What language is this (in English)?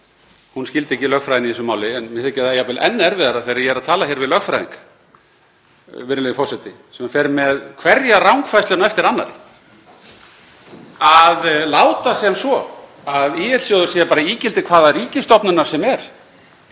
Icelandic